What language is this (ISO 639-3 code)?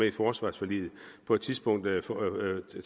dan